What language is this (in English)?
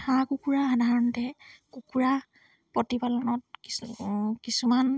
Assamese